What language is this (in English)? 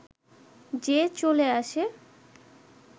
Bangla